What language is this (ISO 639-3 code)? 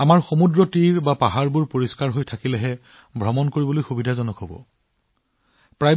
asm